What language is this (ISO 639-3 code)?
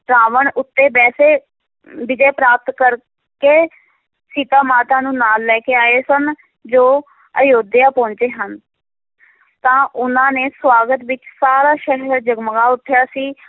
pan